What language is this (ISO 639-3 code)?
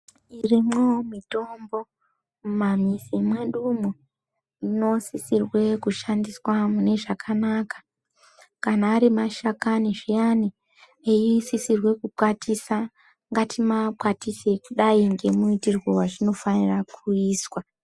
ndc